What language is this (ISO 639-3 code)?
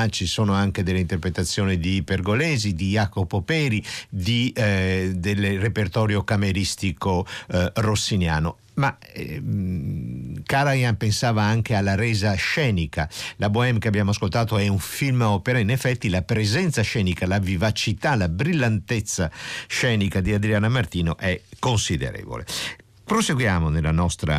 ita